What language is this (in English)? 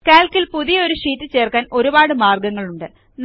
Malayalam